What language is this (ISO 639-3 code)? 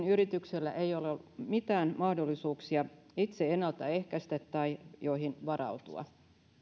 fin